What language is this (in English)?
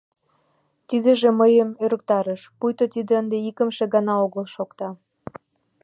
Mari